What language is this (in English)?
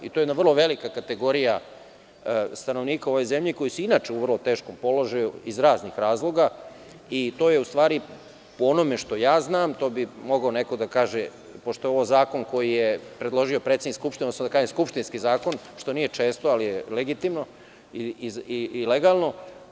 Serbian